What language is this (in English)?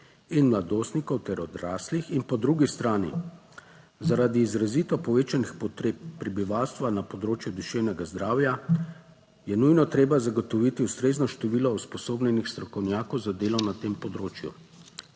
Slovenian